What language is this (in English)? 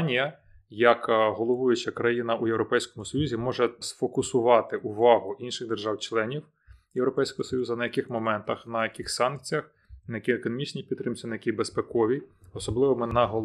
Ukrainian